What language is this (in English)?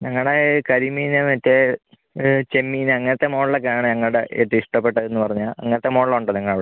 Malayalam